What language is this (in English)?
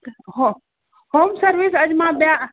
Sindhi